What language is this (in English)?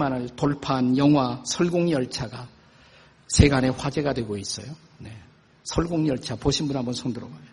Korean